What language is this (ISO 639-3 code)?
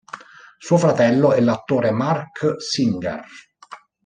ita